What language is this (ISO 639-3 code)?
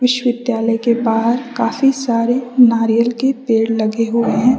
hin